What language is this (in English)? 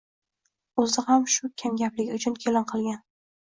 Uzbek